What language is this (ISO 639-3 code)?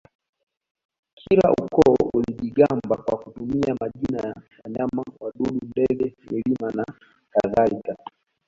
swa